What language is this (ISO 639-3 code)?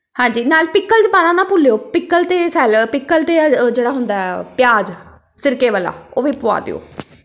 pan